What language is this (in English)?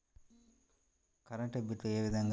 Telugu